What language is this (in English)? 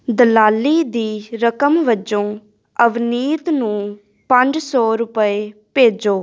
Punjabi